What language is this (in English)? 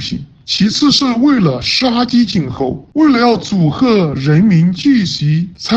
Chinese